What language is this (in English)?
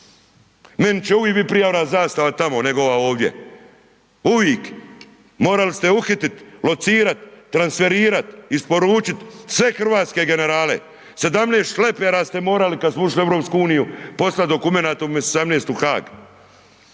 Croatian